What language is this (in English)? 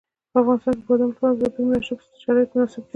Pashto